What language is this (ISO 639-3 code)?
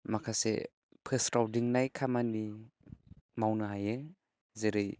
brx